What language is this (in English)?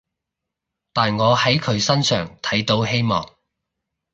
Cantonese